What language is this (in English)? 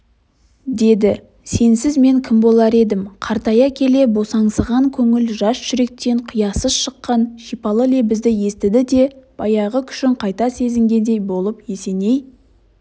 Kazakh